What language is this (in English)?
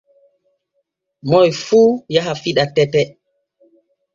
Borgu Fulfulde